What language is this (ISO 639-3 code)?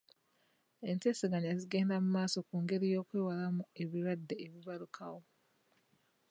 lug